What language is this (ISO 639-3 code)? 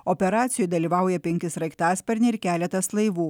lit